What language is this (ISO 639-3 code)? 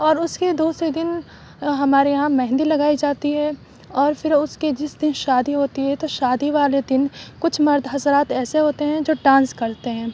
urd